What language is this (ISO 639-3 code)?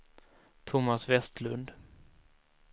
swe